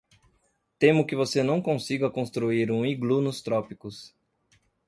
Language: Portuguese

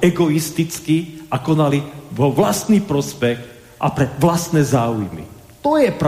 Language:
Slovak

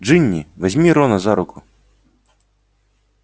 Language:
Russian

